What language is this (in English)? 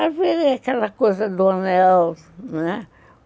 Portuguese